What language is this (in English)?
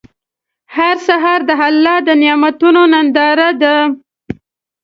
Pashto